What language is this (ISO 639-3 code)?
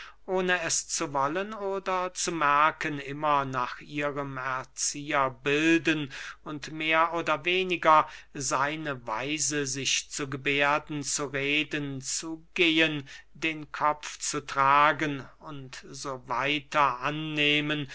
deu